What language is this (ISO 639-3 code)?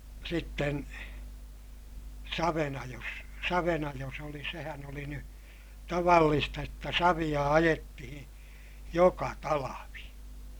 fin